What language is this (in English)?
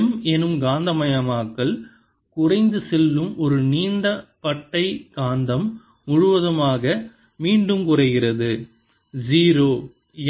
Tamil